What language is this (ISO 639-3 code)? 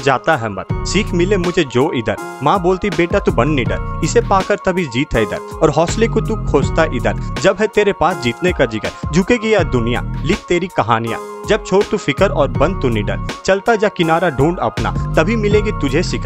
hin